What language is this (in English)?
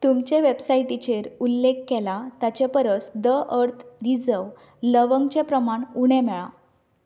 Konkani